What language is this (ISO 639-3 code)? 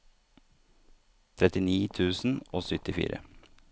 nor